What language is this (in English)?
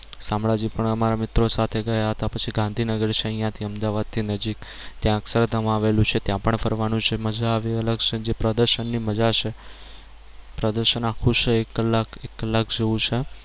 Gujarati